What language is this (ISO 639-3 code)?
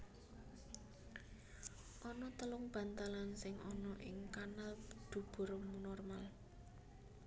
jav